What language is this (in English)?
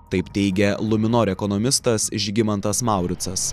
Lithuanian